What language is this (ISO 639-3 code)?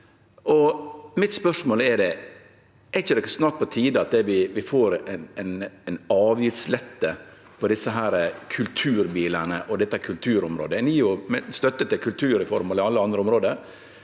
nor